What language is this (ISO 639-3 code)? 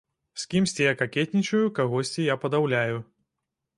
bel